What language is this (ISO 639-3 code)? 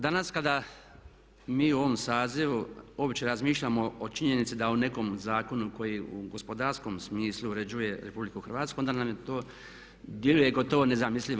hrv